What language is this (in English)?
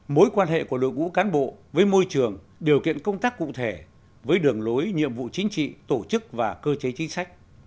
Vietnamese